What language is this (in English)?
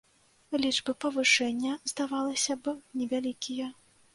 Belarusian